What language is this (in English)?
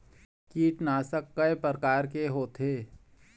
Chhattisgarhi